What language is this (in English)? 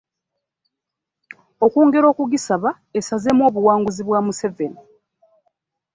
Ganda